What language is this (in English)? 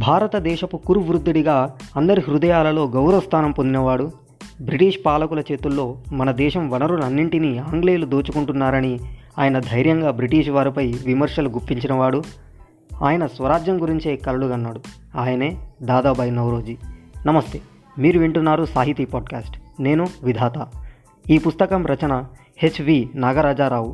Telugu